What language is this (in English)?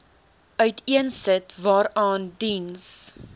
Afrikaans